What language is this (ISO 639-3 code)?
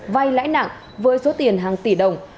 vie